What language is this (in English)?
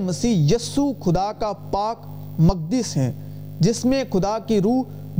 Urdu